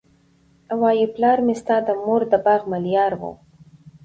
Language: Pashto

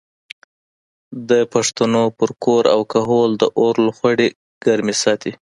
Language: Pashto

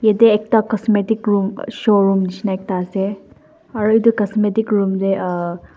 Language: Naga Pidgin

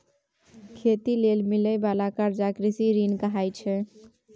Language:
Maithili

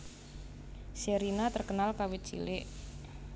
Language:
Javanese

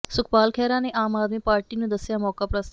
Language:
Punjabi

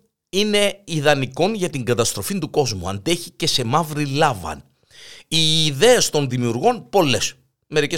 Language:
Greek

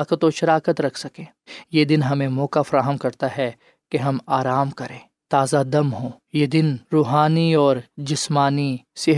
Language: Urdu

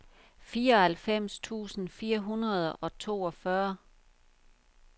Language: Danish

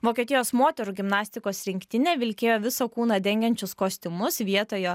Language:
Lithuanian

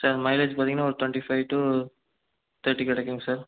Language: Tamil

